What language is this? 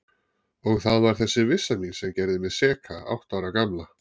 Icelandic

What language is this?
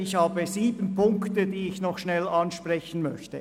Swiss German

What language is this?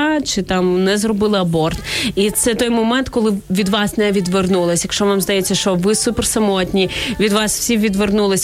Ukrainian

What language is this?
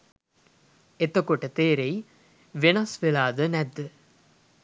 Sinhala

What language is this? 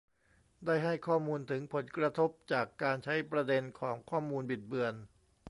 Thai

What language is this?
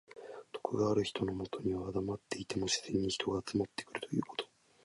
Japanese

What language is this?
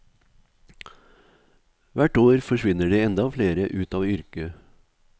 Norwegian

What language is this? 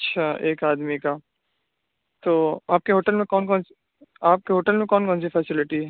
Urdu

